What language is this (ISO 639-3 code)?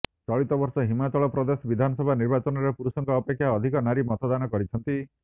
ori